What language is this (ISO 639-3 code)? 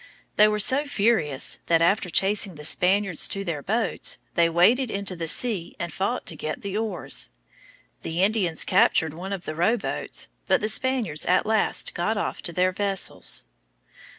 eng